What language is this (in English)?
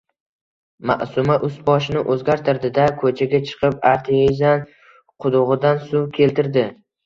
Uzbek